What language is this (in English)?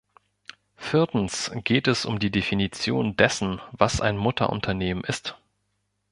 German